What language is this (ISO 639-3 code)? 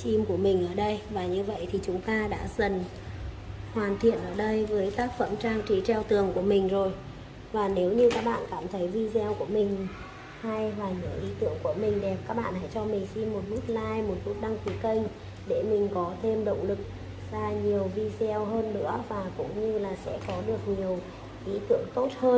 vie